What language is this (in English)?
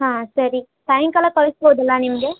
Kannada